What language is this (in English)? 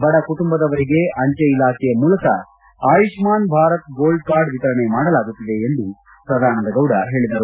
Kannada